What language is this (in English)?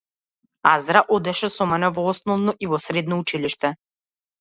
Macedonian